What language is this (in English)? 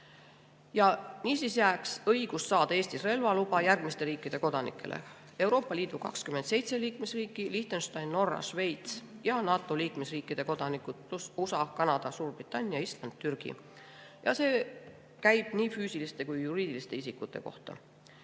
Estonian